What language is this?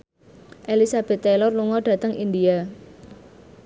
Javanese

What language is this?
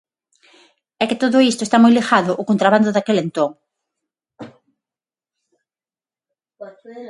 Galician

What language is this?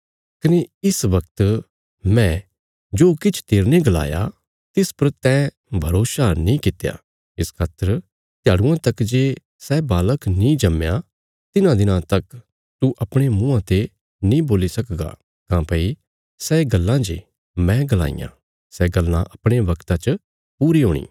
Bilaspuri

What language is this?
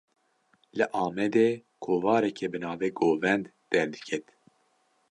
Kurdish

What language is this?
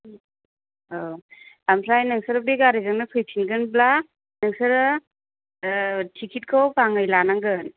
Bodo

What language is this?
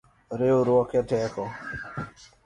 Luo (Kenya and Tanzania)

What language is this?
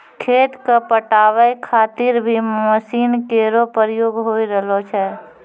Maithili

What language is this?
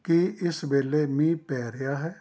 Punjabi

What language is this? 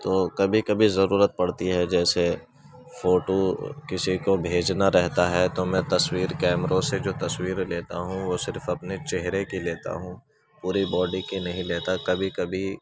Urdu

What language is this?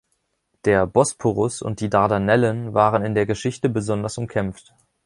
German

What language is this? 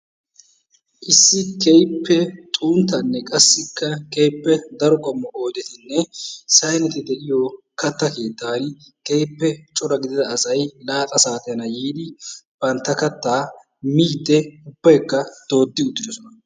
Wolaytta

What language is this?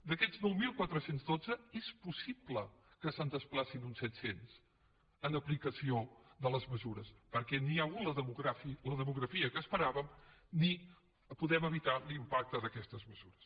Catalan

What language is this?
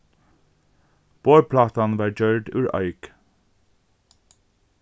Faroese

